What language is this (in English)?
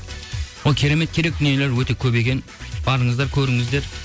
Kazakh